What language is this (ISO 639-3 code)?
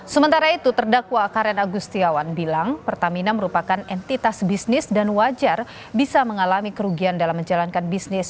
ind